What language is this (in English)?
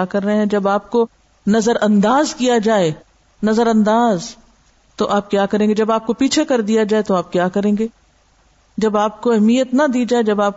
Urdu